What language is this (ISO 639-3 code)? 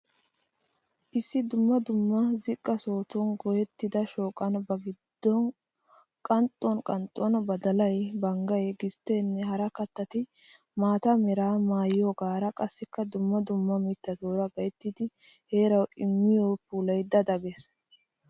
wal